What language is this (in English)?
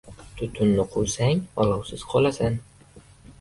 Uzbek